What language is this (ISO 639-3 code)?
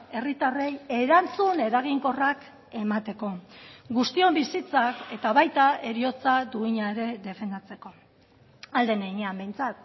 eus